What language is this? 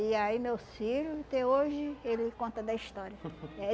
Portuguese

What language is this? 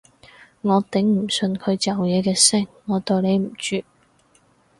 Cantonese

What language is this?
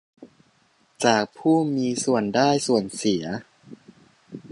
Thai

